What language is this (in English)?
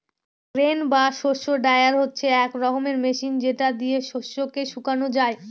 Bangla